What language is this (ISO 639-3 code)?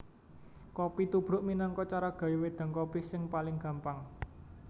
jav